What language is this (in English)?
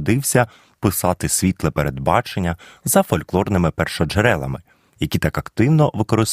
Ukrainian